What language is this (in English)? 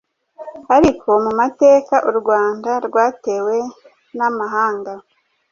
Kinyarwanda